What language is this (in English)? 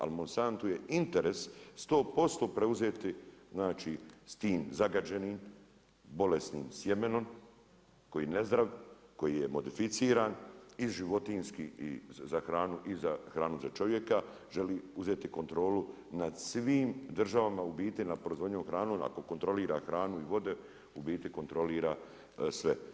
Croatian